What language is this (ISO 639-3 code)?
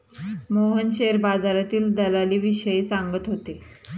mar